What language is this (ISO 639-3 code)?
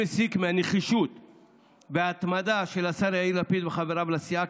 heb